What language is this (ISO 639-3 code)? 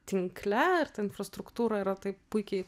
lit